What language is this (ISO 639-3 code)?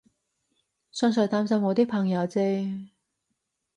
yue